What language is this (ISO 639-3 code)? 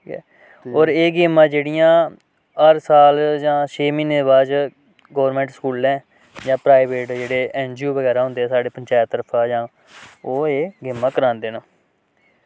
doi